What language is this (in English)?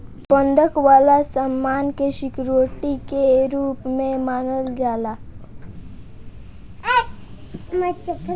Bhojpuri